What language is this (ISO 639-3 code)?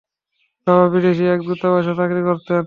ben